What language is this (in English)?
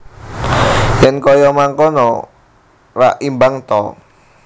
Javanese